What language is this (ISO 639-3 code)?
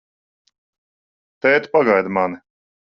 lav